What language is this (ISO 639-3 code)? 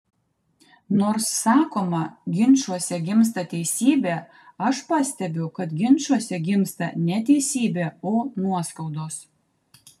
lit